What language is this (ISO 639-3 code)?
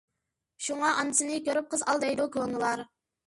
uig